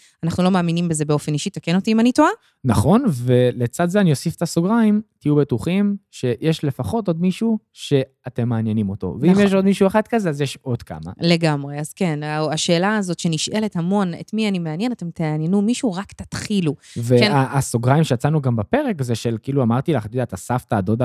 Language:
Hebrew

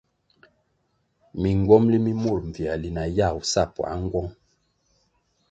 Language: Kwasio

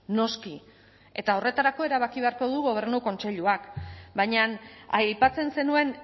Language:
Basque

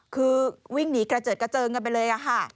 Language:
Thai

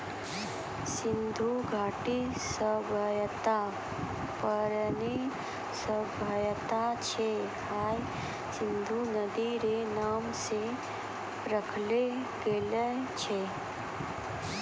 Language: Maithili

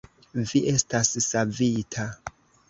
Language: Esperanto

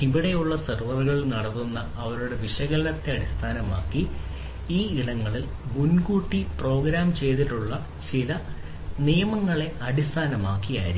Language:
Malayalam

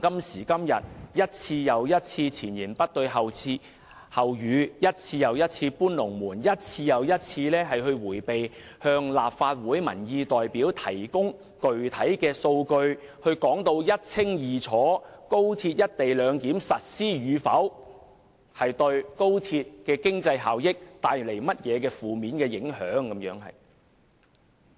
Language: Cantonese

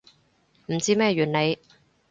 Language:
Cantonese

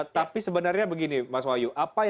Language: Indonesian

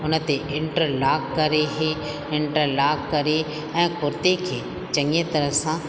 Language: Sindhi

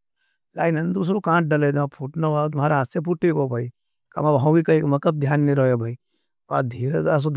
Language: Nimadi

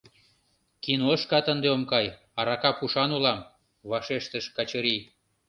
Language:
Mari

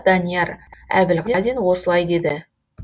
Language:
Kazakh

